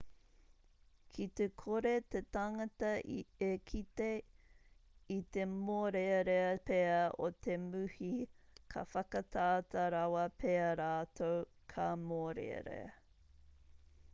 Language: Māori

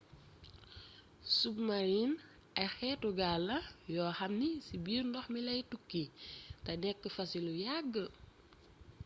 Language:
Wolof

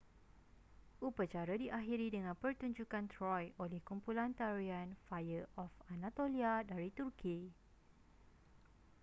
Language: Malay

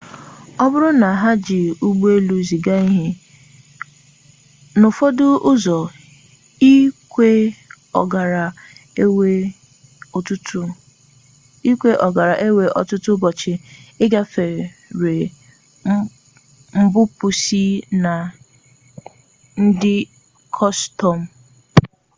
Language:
Igbo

